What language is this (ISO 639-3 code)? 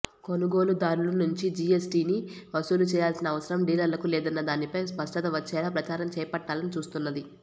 tel